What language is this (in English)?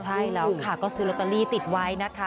Thai